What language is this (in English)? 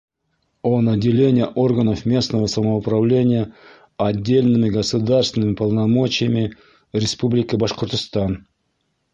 Bashkir